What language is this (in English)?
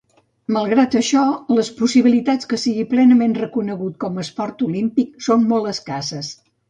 Catalan